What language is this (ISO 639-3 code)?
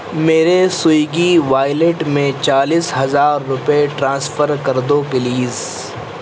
urd